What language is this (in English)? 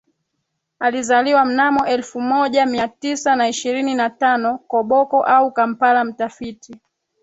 Swahili